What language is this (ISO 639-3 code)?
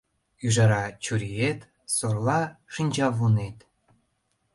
chm